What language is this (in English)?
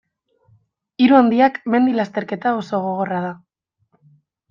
Basque